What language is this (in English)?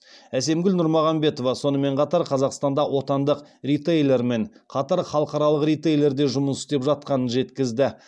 Kazakh